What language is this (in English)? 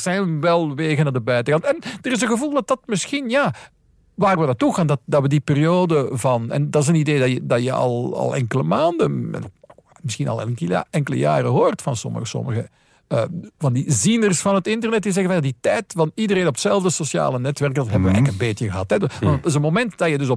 Dutch